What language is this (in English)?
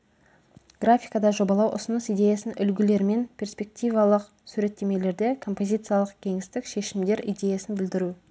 Kazakh